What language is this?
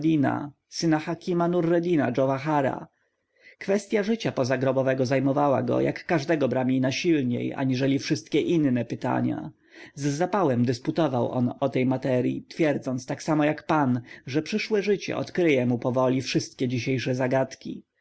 Polish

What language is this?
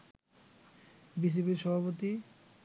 Bangla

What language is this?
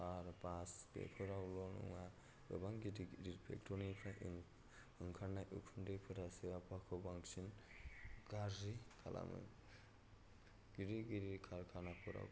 Bodo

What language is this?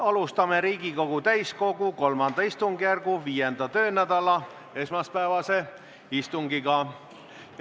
Estonian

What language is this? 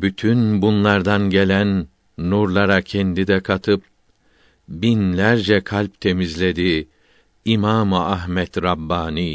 Turkish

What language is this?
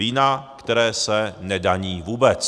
Czech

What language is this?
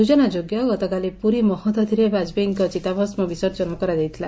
Odia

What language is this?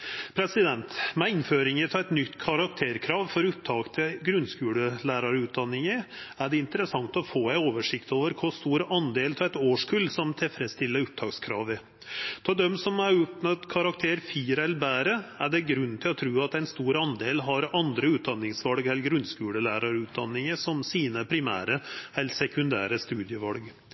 Norwegian Nynorsk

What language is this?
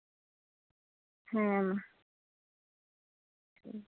Santali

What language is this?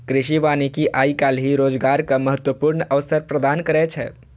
Maithili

